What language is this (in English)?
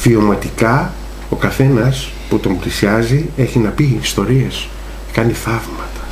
Greek